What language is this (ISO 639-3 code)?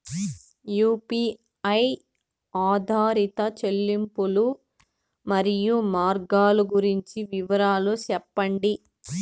tel